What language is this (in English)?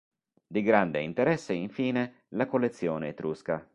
Italian